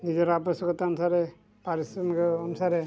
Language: Odia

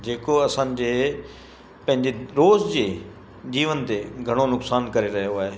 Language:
Sindhi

